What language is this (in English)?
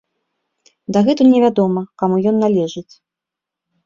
Belarusian